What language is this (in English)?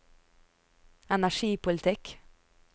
Norwegian